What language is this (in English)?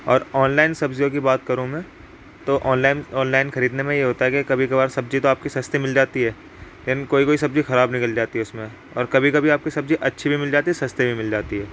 Urdu